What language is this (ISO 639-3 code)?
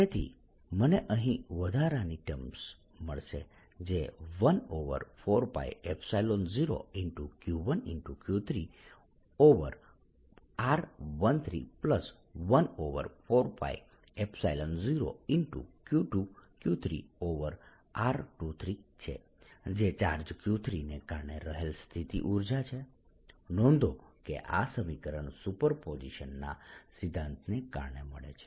guj